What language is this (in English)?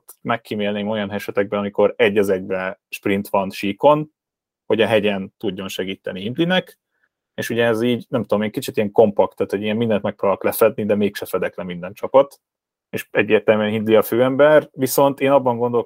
Hungarian